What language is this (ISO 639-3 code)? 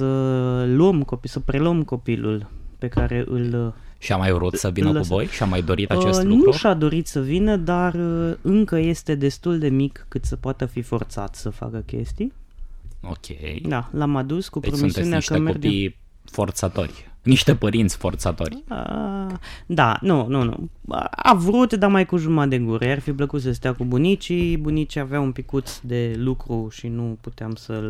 ron